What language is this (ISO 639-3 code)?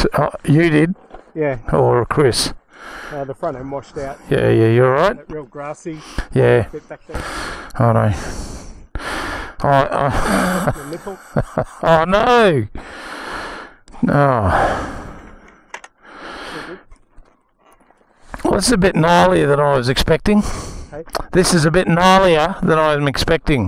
eng